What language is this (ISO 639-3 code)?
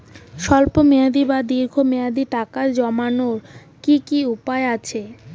ben